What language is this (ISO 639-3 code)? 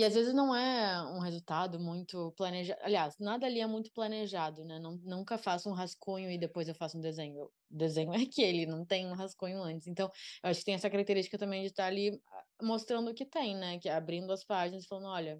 por